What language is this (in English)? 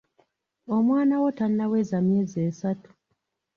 Ganda